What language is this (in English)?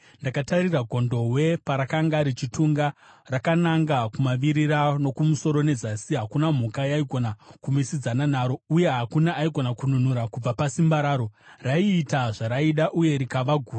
Shona